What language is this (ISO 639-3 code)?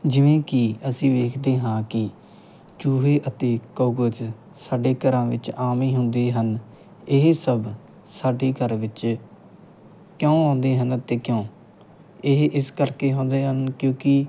pan